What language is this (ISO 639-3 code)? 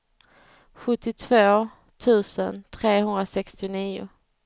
swe